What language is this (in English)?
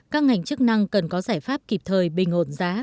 Vietnamese